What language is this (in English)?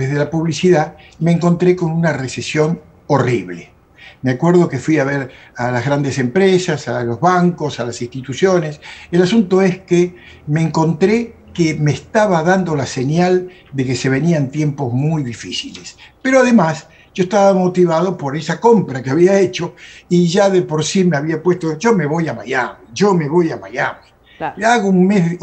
Spanish